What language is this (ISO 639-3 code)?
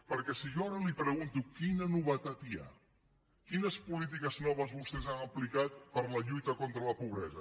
cat